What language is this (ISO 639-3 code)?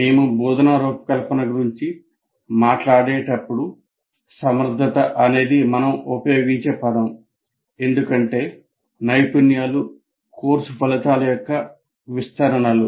tel